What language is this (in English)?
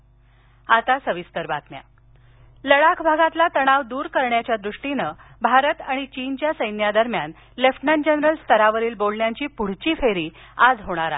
Marathi